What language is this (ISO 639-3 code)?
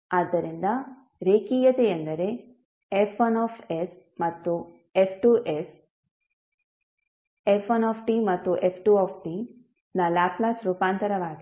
kan